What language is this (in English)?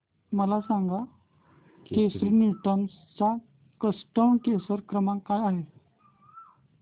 Marathi